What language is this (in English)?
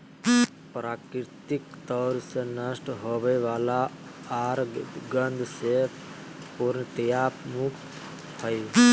Magahi